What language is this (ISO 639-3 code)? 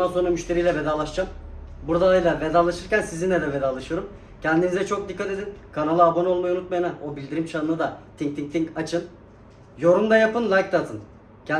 tur